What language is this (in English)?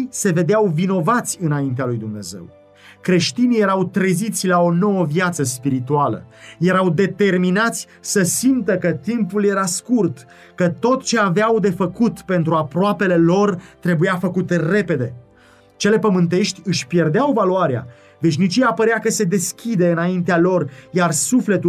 Romanian